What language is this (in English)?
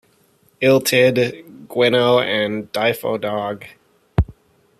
English